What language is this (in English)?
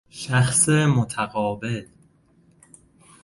Persian